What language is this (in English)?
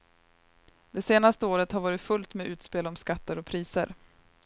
Swedish